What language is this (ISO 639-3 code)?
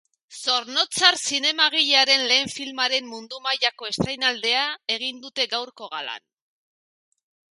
eus